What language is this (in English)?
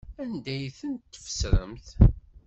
Kabyle